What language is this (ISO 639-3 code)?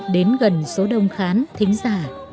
vie